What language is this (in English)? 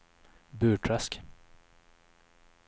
Swedish